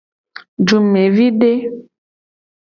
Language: Gen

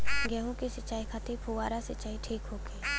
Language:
Bhojpuri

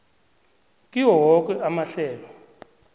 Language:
South Ndebele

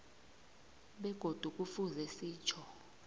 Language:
South Ndebele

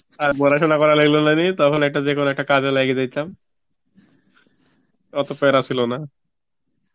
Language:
Bangla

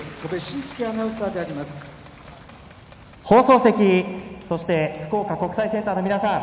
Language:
Japanese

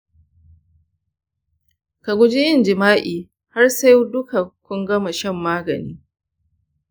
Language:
Hausa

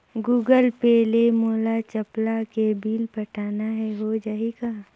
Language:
Chhattisgarhi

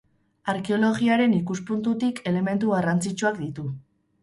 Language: Basque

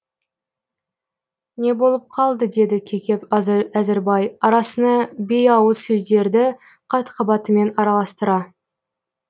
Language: Kazakh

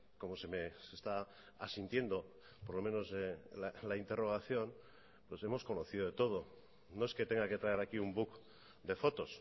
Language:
Spanish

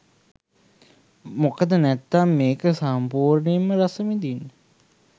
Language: Sinhala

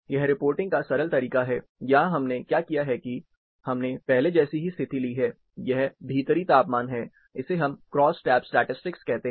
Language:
Hindi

